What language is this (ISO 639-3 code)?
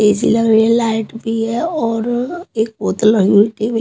hin